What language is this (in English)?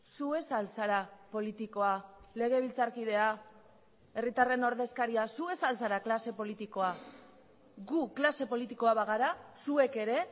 Basque